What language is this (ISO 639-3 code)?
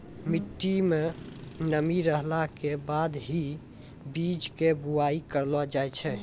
mai